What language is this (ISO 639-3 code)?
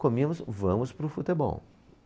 por